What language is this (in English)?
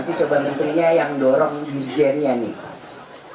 Indonesian